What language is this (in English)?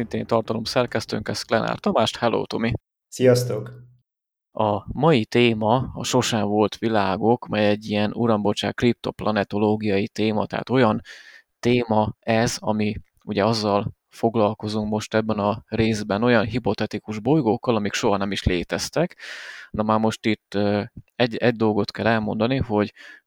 Hungarian